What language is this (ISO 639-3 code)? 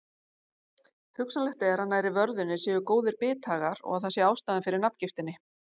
isl